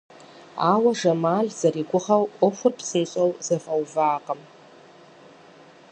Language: Kabardian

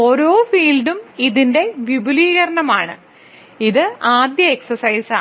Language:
Malayalam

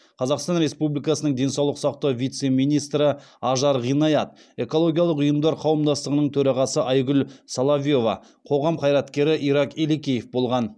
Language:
Kazakh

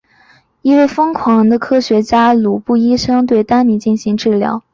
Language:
Chinese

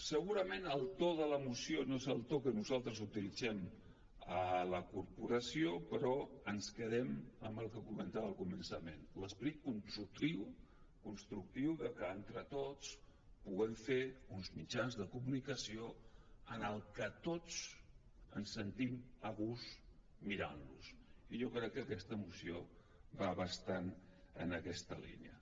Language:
Catalan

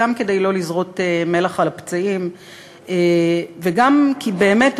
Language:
Hebrew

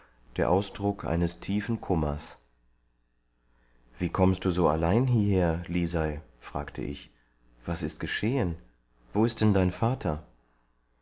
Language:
German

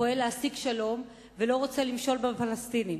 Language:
Hebrew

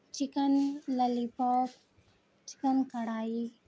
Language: Urdu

